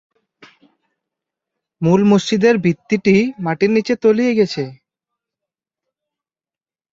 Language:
Bangla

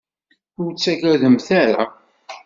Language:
Kabyle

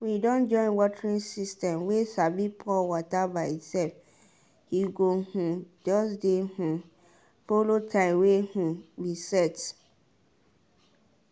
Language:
Nigerian Pidgin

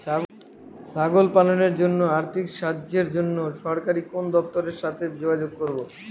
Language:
Bangla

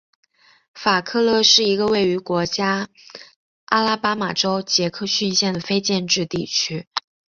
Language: Chinese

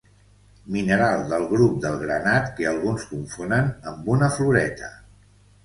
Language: Catalan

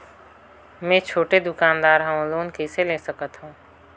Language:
Chhattisgarhi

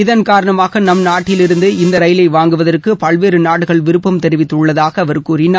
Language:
Tamil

